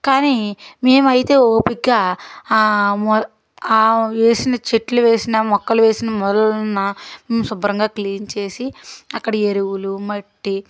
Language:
Telugu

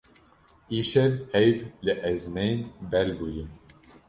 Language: Kurdish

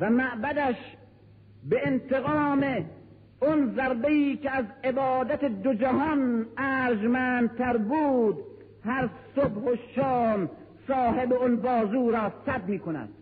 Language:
Persian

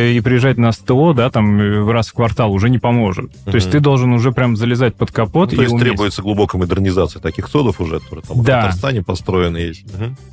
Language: Russian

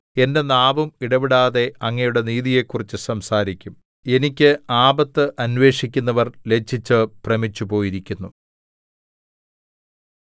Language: Malayalam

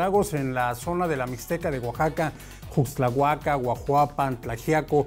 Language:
Spanish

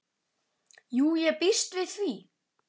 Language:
Icelandic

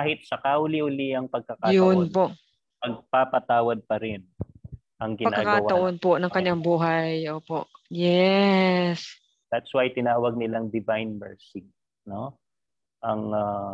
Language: Filipino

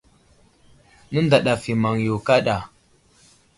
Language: Wuzlam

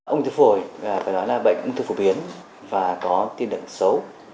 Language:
Vietnamese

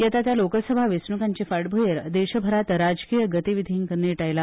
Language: Konkani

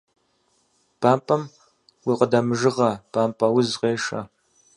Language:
Kabardian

